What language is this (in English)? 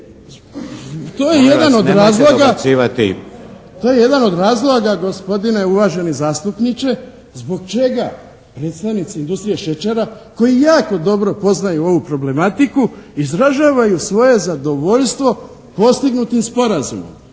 Croatian